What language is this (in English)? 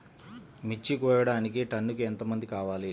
Telugu